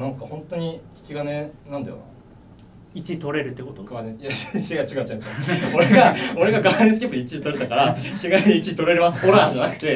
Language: Japanese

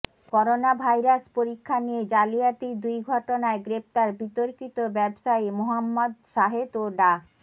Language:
Bangla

